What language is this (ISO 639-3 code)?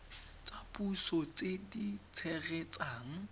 tsn